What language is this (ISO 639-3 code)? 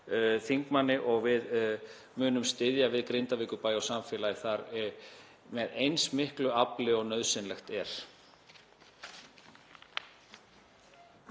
isl